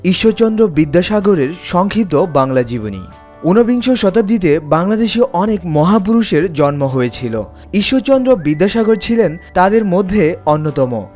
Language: Bangla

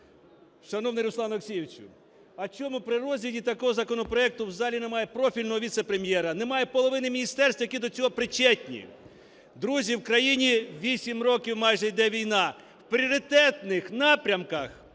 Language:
Ukrainian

